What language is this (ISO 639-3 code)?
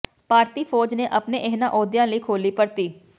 pan